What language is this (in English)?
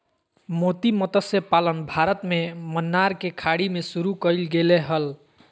Magahi